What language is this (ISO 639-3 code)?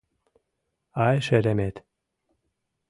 chm